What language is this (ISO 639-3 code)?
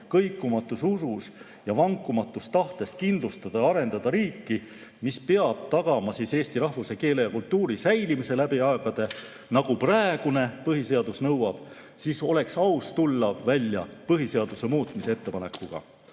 est